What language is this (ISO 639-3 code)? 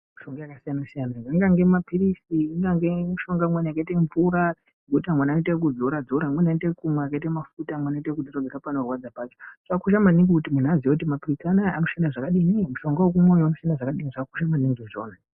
ndc